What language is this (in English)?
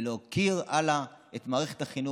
Hebrew